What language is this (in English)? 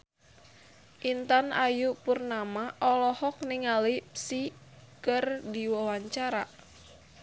Sundanese